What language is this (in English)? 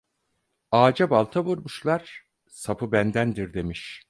Turkish